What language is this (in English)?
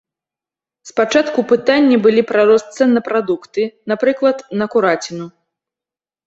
Belarusian